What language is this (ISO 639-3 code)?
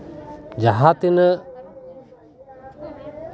sat